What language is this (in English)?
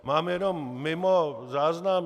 Czech